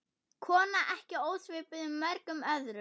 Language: Icelandic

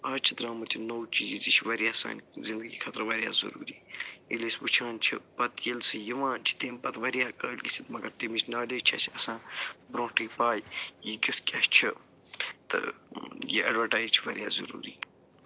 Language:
Kashmiri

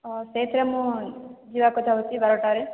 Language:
Odia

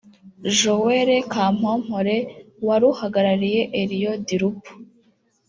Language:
Kinyarwanda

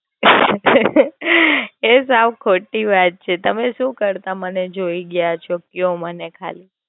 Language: Gujarati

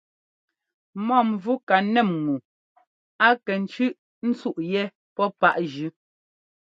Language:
Ngomba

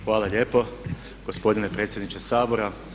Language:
Croatian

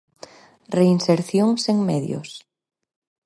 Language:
Galician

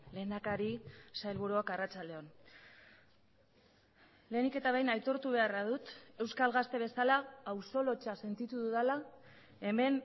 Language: Basque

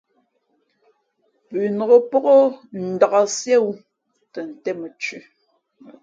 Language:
Fe'fe'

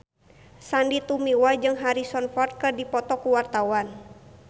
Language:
Sundanese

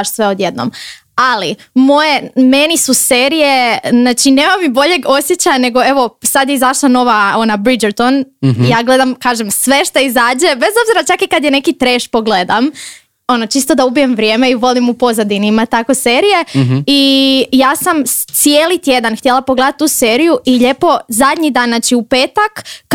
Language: Croatian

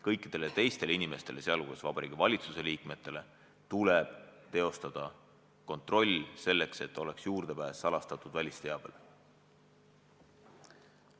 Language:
Estonian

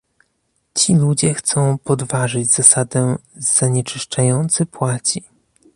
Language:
Polish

